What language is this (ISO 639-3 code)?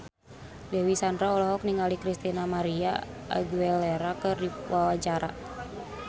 sun